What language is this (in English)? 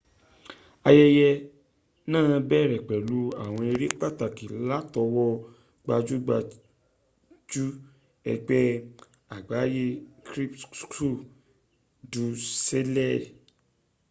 Yoruba